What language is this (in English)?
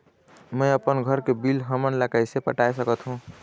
Chhattisgarhi